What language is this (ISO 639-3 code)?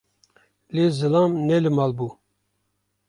kur